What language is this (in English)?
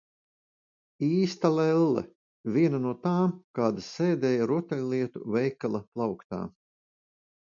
Latvian